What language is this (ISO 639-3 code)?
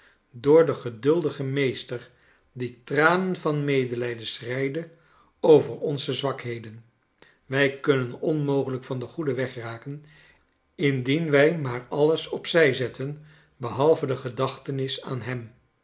nld